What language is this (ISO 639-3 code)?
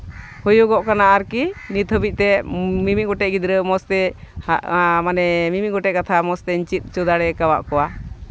sat